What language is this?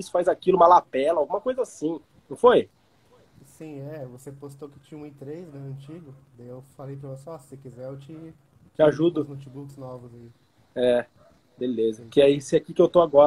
Portuguese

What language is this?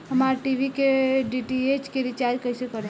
Bhojpuri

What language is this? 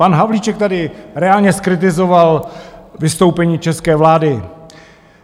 Czech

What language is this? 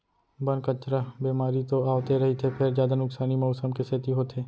Chhattisgarhi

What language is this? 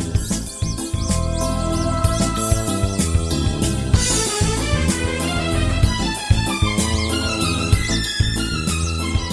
Russian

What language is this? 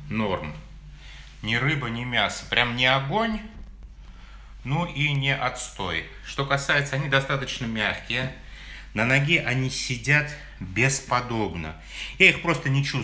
Russian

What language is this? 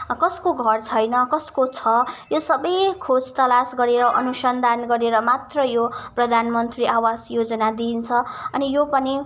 Nepali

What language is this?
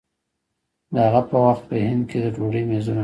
Pashto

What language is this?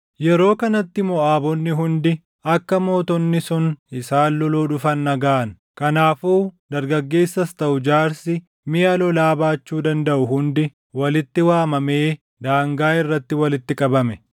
Oromo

